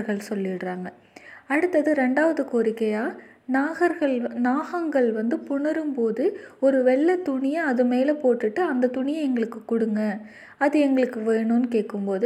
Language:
Tamil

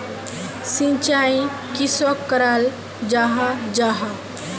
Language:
Magahi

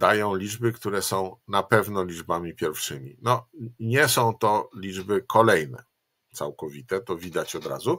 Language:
Polish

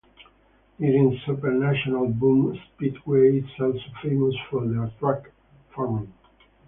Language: English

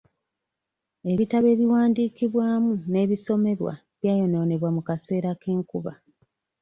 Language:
Ganda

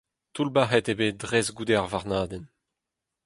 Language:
Breton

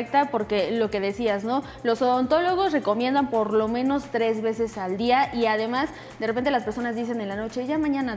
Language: Spanish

